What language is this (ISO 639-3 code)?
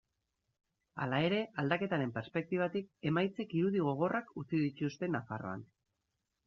eus